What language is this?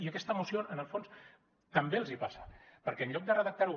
Catalan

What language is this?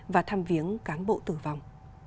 Vietnamese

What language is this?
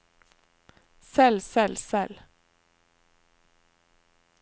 Norwegian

